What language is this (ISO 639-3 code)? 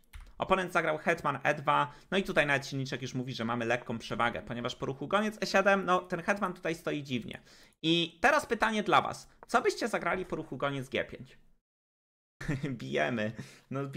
pol